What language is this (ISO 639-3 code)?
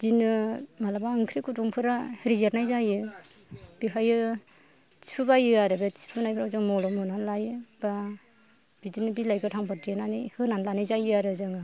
brx